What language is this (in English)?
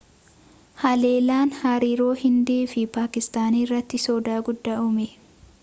Oromo